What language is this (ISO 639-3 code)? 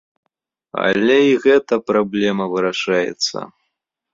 bel